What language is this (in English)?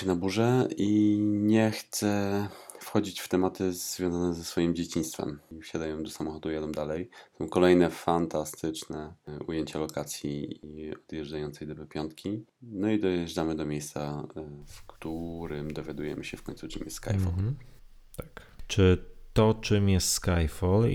Polish